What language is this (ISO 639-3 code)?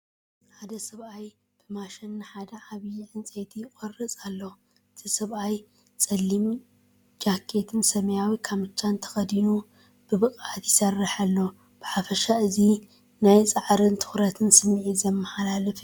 tir